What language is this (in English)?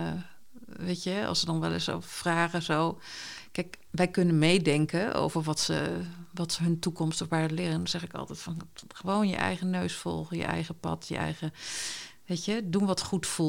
Dutch